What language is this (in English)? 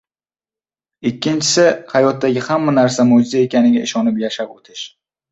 Uzbek